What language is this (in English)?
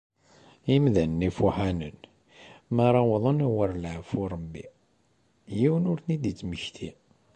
Kabyle